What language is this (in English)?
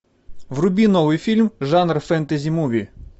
Russian